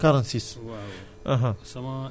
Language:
Wolof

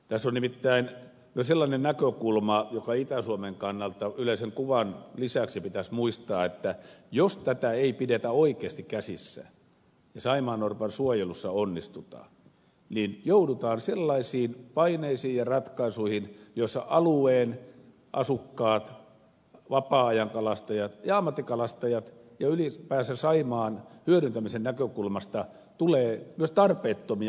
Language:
Finnish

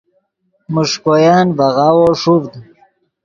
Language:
Yidgha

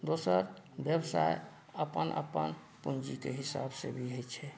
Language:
Maithili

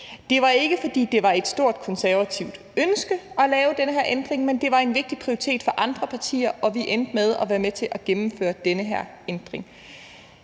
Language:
Danish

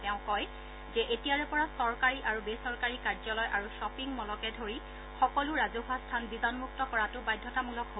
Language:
Assamese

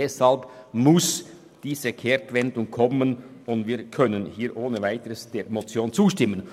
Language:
Swiss German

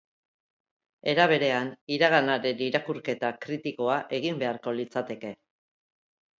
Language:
Basque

